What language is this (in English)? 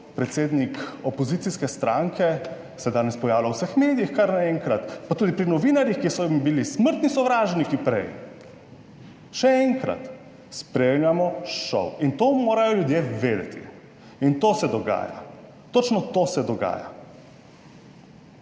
Slovenian